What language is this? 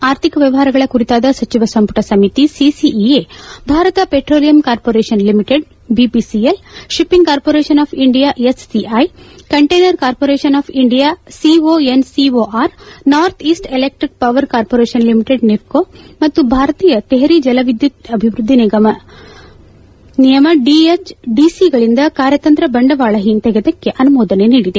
Kannada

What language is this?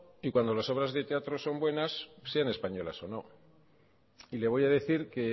Spanish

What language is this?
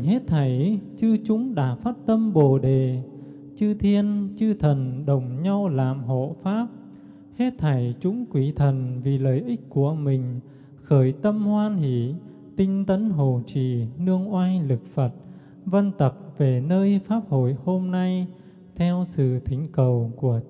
Vietnamese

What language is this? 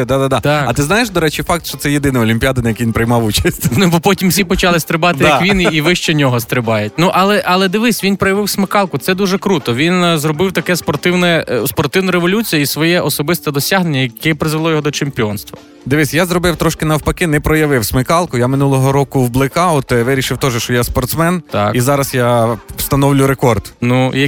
Ukrainian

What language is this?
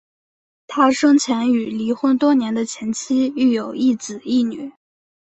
Chinese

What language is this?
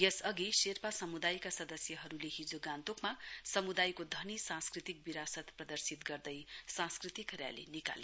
Nepali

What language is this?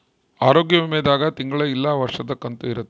Kannada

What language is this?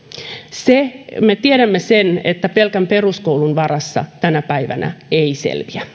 Finnish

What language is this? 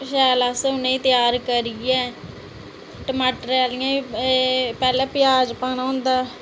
Dogri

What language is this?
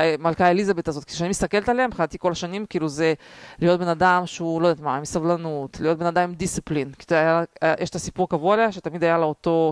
Hebrew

